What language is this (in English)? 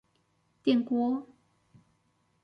Chinese